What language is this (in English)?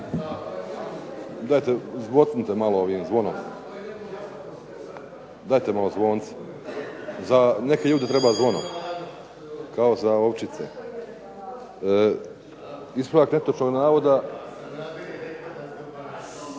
Croatian